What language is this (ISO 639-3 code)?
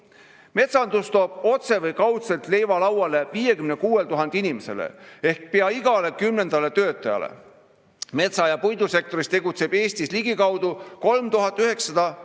est